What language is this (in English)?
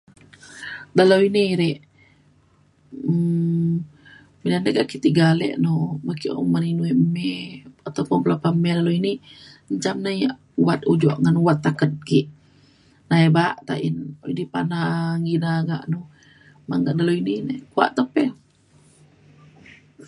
Mainstream Kenyah